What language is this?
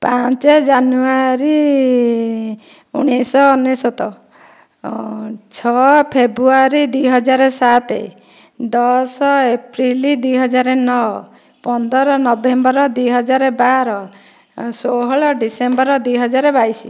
Odia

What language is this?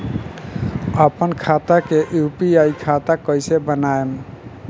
Bhojpuri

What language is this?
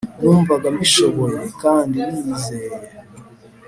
Kinyarwanda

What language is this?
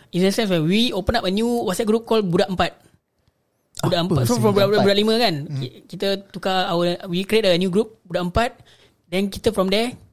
Malay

